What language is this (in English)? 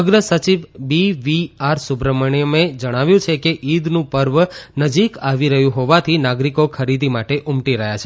Gujarati